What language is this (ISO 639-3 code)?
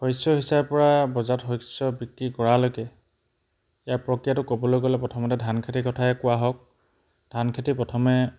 asm